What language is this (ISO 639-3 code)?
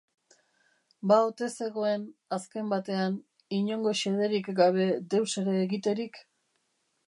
eus